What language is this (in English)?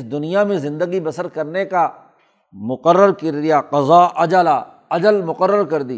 Urdu